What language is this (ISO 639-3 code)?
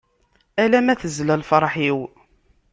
kab